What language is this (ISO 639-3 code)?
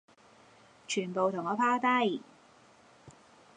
yue